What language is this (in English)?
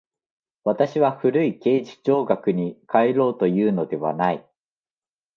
Japanese